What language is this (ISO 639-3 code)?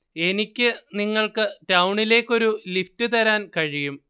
mal